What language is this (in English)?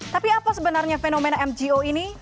Indonesian